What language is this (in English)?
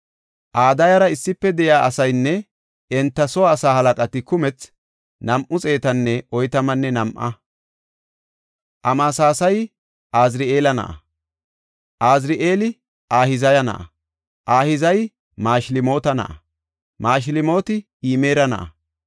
Gofa